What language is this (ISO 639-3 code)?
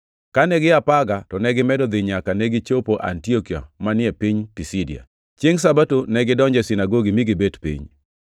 luo